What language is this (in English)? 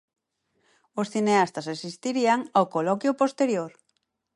Galician